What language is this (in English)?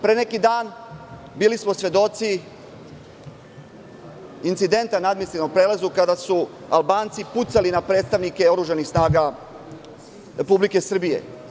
Serbian